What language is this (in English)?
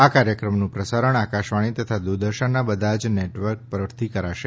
Gujarati